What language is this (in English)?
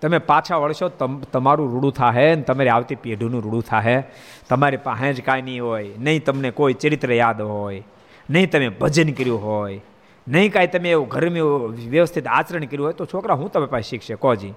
Gujarati